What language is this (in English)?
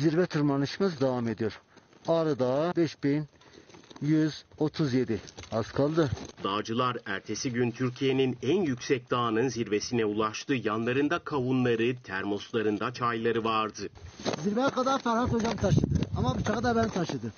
Turkish